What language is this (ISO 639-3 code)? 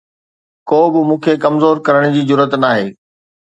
snd